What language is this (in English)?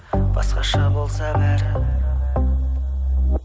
Kazakh